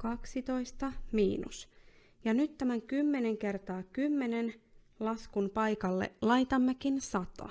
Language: Finnish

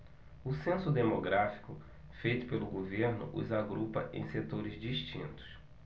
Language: Portuguese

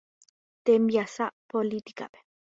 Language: Guarani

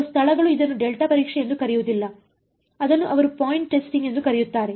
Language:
Kannada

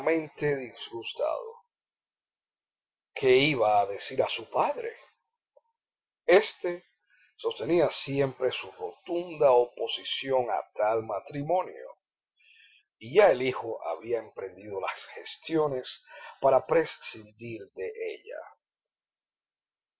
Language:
Spanish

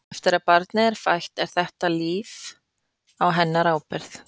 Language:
Icelandic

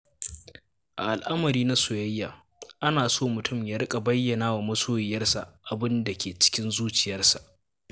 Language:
Hausa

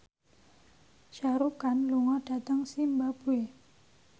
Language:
Javanese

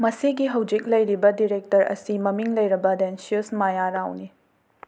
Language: Manipuri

